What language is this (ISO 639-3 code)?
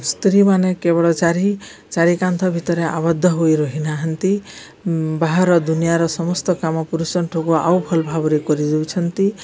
ori